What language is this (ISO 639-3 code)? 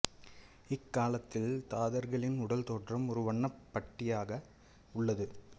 tam